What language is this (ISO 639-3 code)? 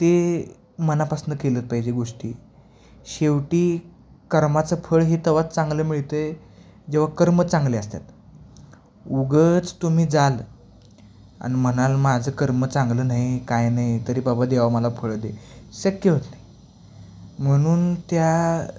mar